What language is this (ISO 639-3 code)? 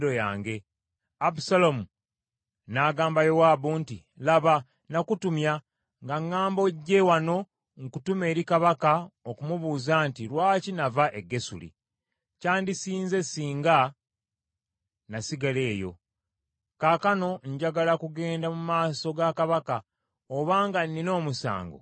lug